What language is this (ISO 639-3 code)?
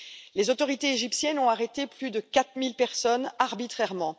fra